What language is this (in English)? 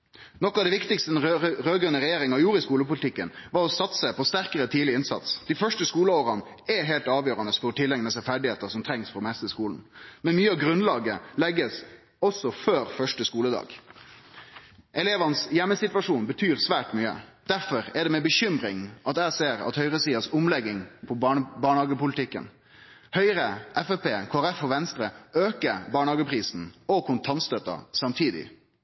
Norwegian Nynorsk